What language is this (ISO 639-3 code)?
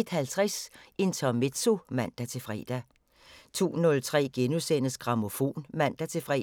dan